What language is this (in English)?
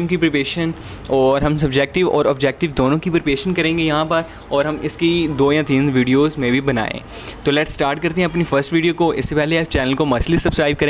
Hindi